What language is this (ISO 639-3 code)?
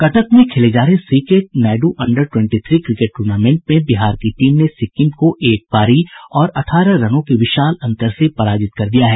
hin